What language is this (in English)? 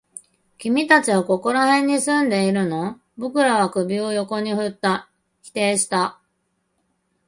Japanese